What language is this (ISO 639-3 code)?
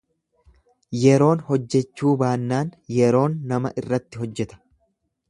orm